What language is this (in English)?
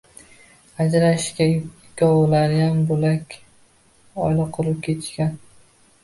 Uzbek